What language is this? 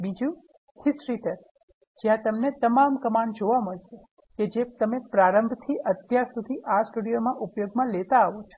Gujarati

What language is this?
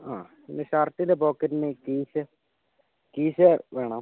Malayalam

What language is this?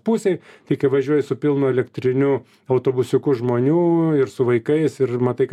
Lithuanian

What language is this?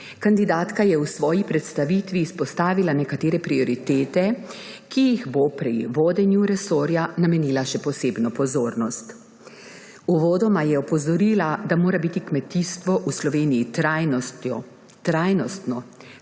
Slovenian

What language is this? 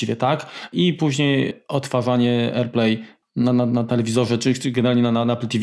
Polish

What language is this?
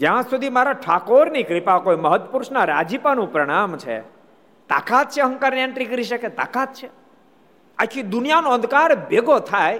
Gujarati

